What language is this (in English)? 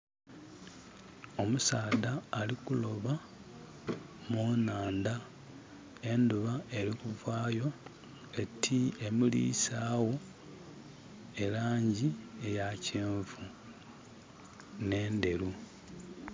Soga